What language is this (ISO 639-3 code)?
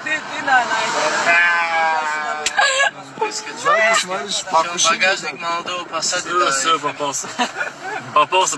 rus